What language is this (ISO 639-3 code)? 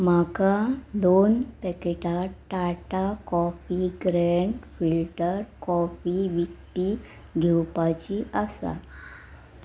kok